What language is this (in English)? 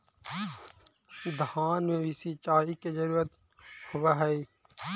Magahi